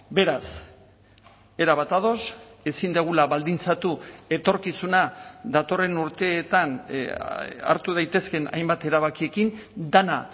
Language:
Basque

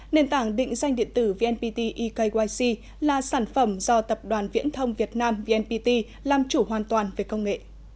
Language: Vietnamese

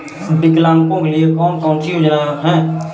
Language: Hindi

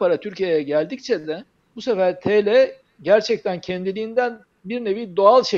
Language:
Turkish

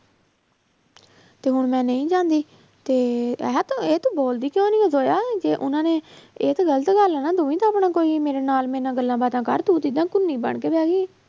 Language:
Punjabi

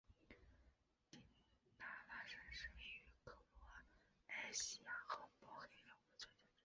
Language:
Chinese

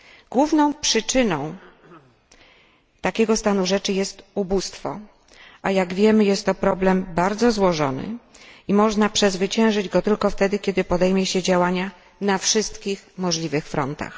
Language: Polish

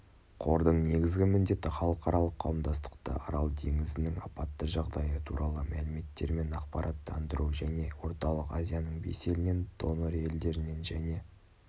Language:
Kazakh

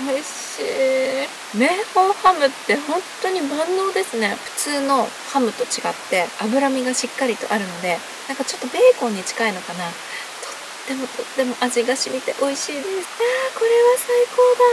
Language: Japanese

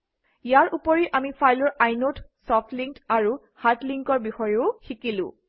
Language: Assamese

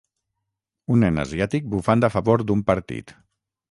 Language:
Catalan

